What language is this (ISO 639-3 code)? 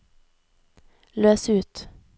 nor